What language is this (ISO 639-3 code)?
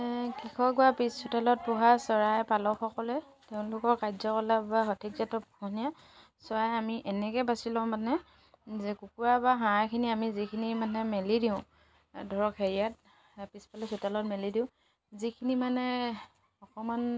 asm